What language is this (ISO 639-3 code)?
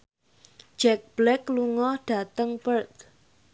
jav